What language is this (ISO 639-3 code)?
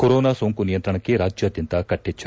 kan